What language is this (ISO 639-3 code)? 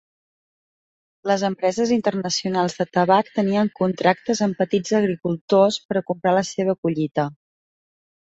cat